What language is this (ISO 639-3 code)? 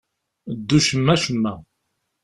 kab